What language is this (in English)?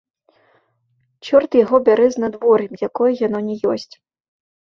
Belarusian